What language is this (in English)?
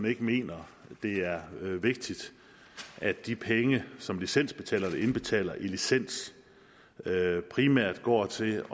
Danish